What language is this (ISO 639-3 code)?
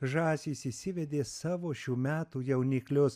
lit